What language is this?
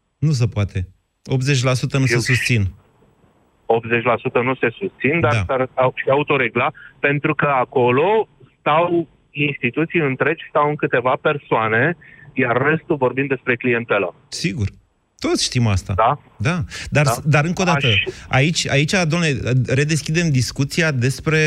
Romanian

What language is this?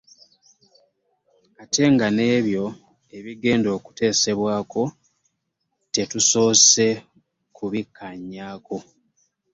Ganda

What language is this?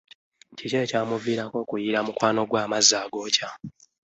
Ganda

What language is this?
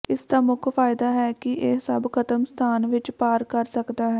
Punjabi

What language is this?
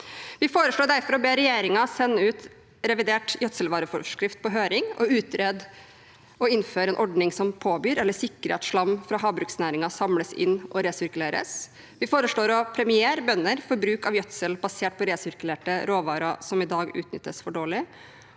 Norwegian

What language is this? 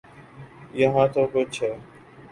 Urdu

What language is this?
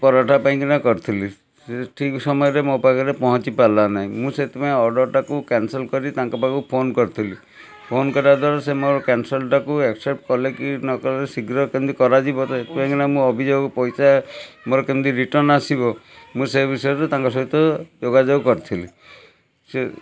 Odia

